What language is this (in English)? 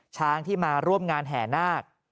Thai